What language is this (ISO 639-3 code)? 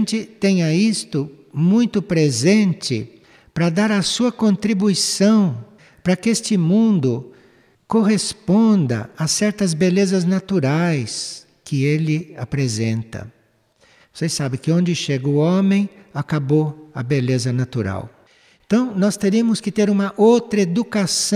por